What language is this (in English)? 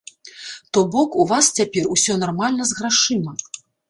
Belarusian